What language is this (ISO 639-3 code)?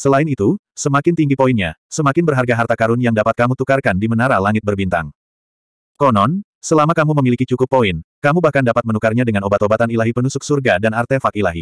ind